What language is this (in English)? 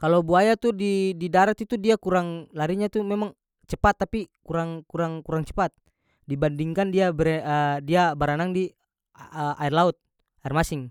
North Moluccan Malay